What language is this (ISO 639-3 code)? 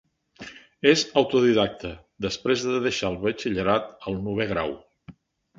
cat